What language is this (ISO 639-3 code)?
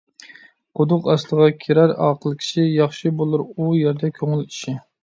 uig